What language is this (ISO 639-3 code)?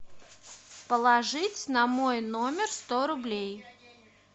rus